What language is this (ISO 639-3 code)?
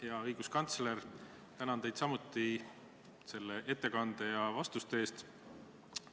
est